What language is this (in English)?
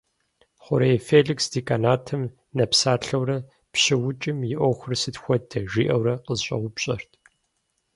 Kabardian